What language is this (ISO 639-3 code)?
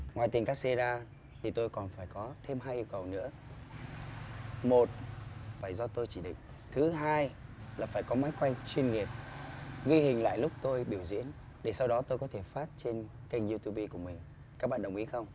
vie